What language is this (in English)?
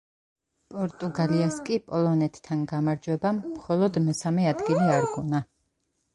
Georgian